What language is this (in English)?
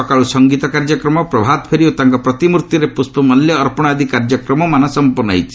Odia